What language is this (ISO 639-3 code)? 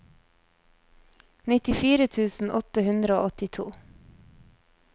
nor